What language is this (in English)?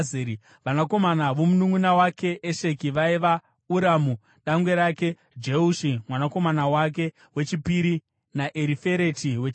Shona